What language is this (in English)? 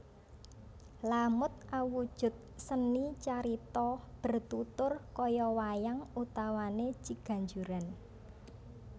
Javanese